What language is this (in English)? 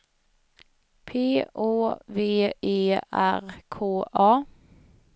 Swedish